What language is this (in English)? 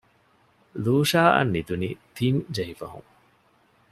Divehi